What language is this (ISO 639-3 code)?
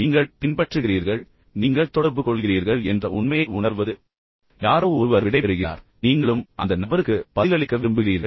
tam